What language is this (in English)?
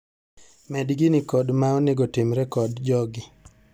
Luo (Kenya and Tanzania)